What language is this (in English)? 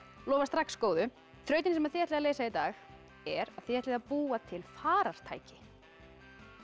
Icelandic